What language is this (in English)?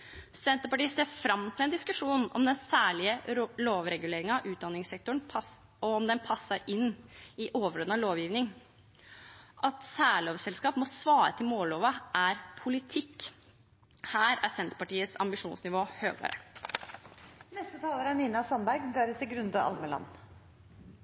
Norwegian Nynorsk